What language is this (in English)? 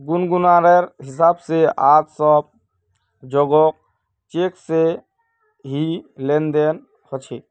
Magahi